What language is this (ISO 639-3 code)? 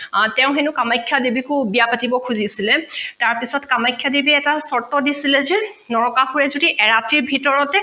asm